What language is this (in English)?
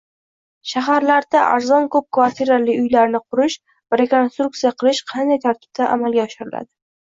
Uzbek